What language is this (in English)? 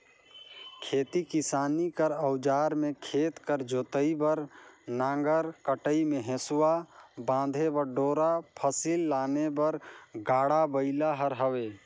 Chhattisgarhi